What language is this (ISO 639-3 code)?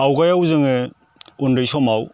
brx